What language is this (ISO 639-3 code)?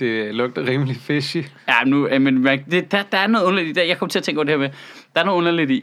dan